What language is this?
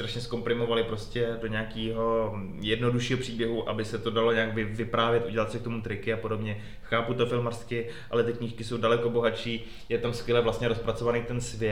Czech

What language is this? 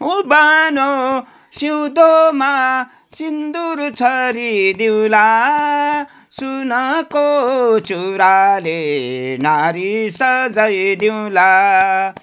Nepali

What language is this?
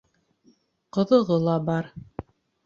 Bashkir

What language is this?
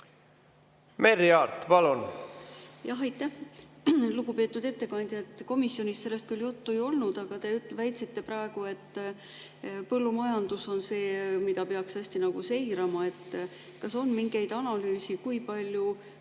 Estonian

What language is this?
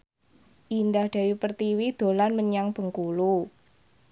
Javanese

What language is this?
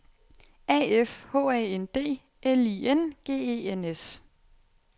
Danish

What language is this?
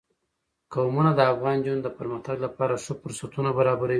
Pashto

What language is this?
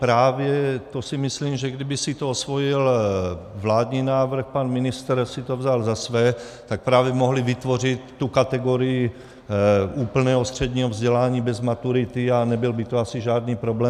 Czech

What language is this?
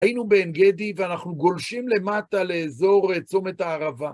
Hebrew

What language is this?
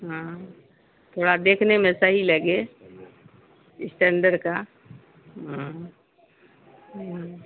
Urdu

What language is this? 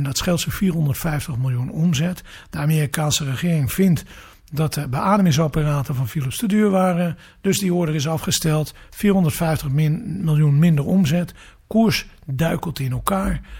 Dutch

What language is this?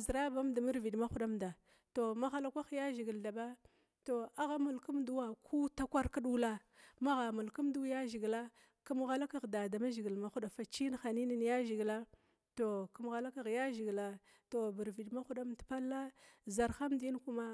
Glavda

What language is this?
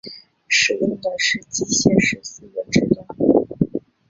Chinese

